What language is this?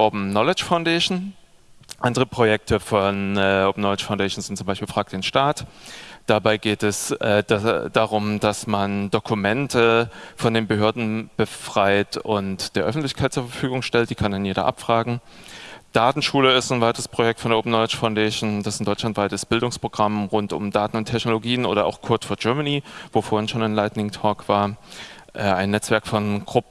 German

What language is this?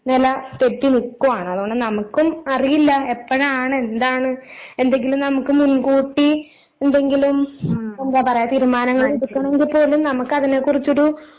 Malayalam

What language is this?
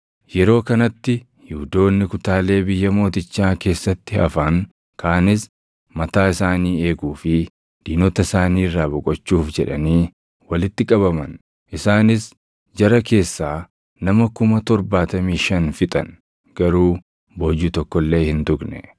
Oromo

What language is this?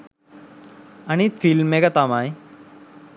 Sinhala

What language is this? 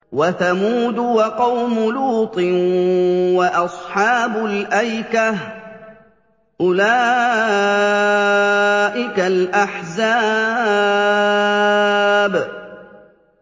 Arabic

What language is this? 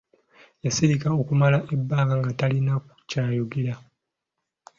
Ganda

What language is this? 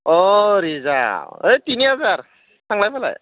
Bodo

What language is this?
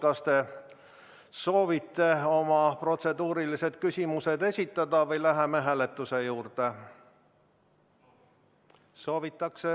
Estonian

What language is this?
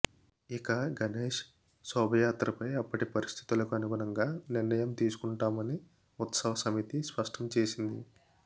Telugu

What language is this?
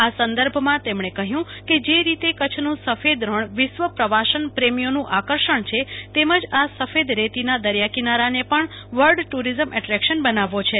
Gujarati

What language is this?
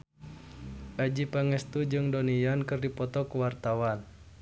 Sundanese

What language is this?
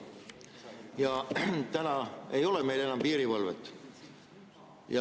Estonian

